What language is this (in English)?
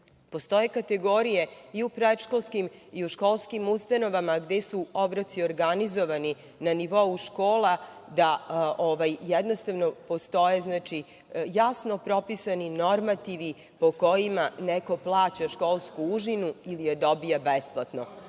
Serbian